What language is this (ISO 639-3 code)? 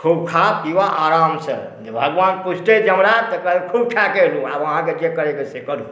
mai